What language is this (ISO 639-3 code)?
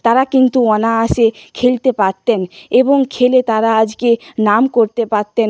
ben